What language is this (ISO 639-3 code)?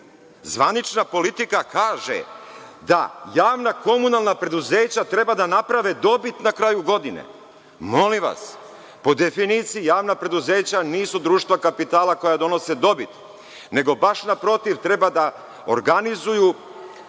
srp